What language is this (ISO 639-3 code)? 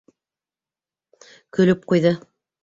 bak